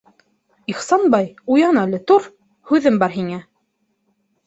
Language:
Bashkir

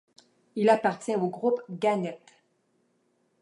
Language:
French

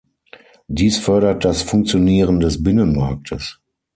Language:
German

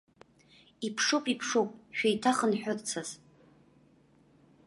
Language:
Abkhazian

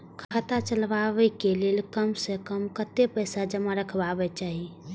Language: Maithili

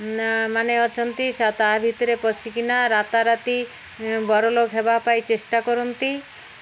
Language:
Odia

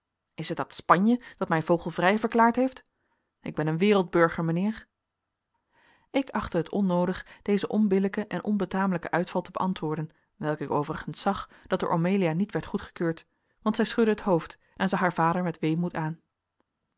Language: Dutch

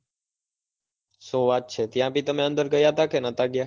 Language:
Gujarati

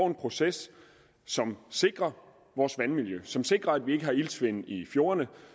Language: Danish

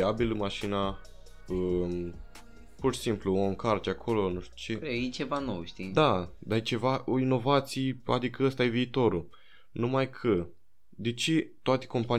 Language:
Romanian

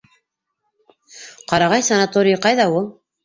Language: Bashkir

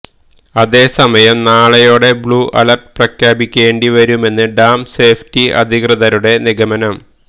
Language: Malayalam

